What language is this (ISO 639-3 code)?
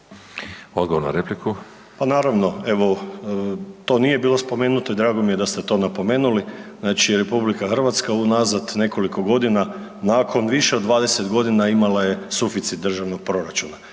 hrv